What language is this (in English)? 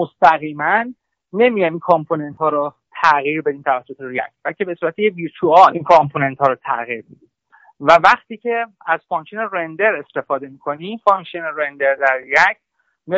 Persian